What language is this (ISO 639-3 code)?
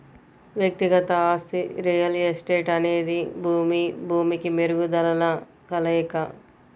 tel